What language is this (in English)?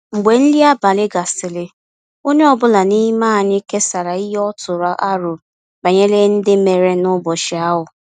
Igbo